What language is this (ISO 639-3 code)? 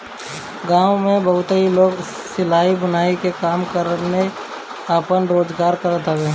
bho